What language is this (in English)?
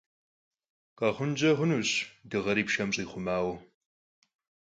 Kabardian